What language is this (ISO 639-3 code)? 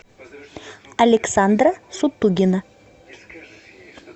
rus